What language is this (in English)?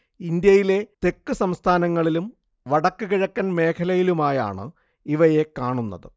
Malayalam